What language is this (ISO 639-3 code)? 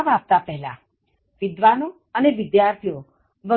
guj